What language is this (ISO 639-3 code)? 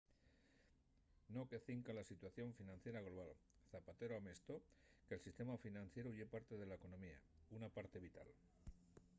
ast